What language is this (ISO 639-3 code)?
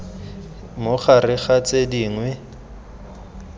tsn